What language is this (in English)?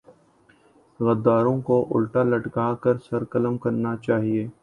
Urdu